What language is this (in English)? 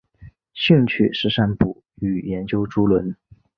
Chinese